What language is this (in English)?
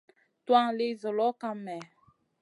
Masana